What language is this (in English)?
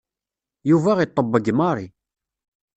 Kabyle